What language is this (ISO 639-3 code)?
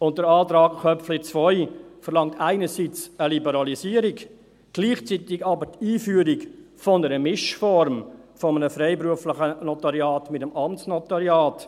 gsw